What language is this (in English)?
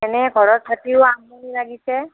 Assamese